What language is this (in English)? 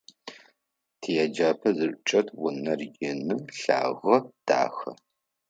Adyghe